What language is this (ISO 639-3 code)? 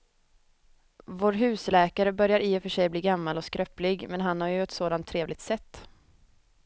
swe